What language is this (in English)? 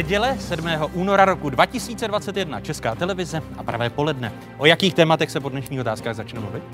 Czech